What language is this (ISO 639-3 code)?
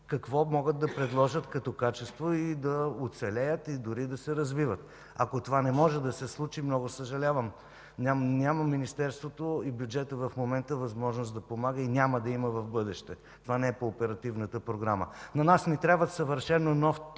bul